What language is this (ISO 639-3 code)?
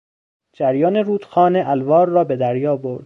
fas